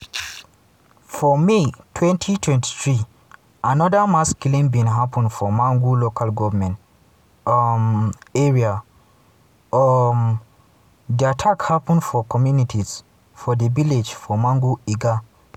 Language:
Nigerian Pidgin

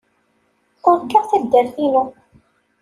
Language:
Kabyle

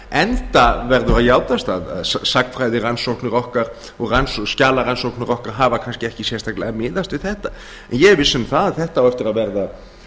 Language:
Icelandic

